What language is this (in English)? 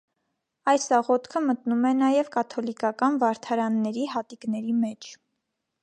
Armenian